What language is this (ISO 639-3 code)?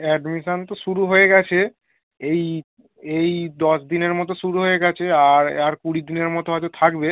ben